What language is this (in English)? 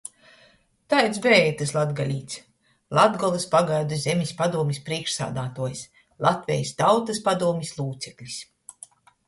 Latgalian